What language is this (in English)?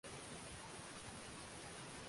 Swahili